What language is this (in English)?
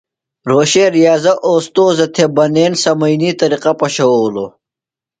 Phalura